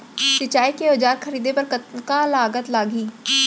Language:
Chhattisgarhi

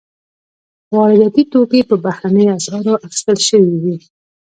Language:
Pashto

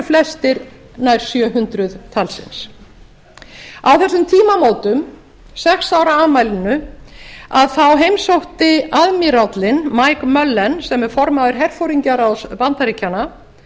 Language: Icelandic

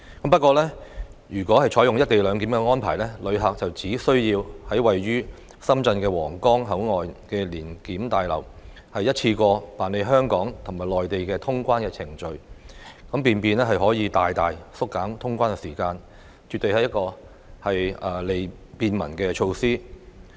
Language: Cantonese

